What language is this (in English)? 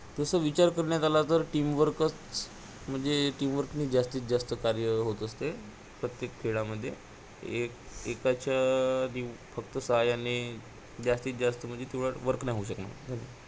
Marathi